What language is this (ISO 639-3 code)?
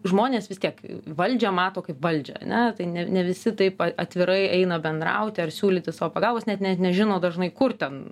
lit